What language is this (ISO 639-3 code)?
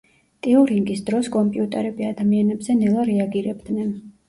kat